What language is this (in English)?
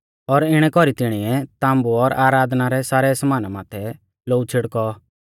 Mahasu Pahari